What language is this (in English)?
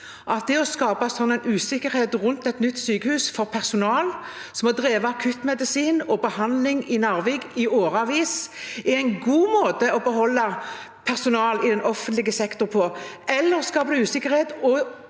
Norwegian